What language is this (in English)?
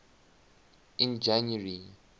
English